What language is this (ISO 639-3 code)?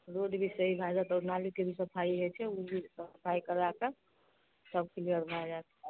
mai